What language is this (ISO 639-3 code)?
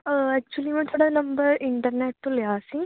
pan